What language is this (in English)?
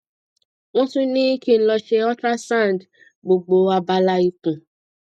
Yoruba